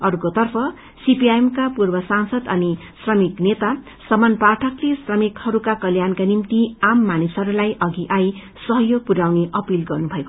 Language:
Nepali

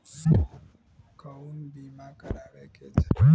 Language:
Bhojpuri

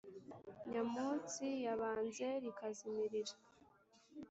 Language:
Kinyarwanda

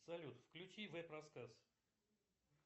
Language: Russian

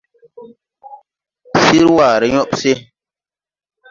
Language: Tupuri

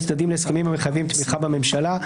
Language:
Hebrew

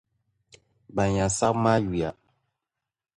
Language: Dagbani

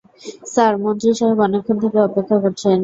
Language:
Bangla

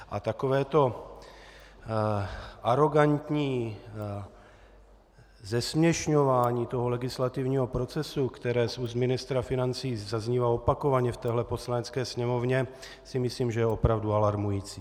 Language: Czech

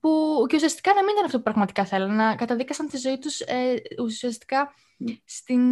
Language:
Greek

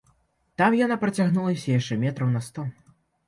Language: Belarusian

